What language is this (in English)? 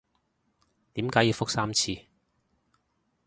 Cantonese